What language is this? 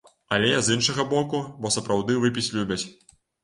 Belarusian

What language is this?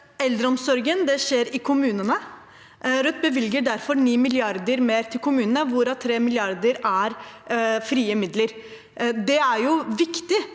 Norwegian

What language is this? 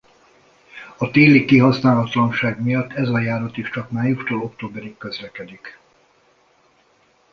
Hungarian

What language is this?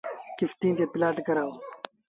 Sindhi Bhil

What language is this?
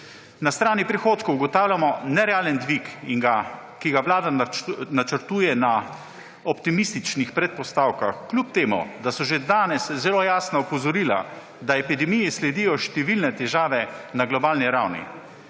Slovenian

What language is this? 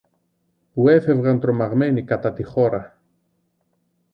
Greek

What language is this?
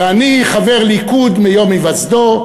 Hebrew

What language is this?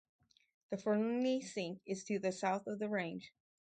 English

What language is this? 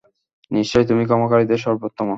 Bangla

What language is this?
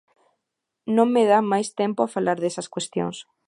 Galician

